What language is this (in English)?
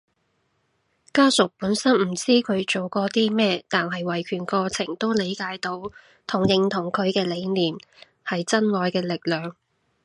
Cantonese